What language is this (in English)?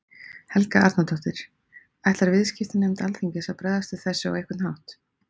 Icelandic